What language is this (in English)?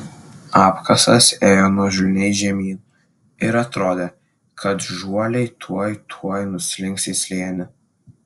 Lithuanian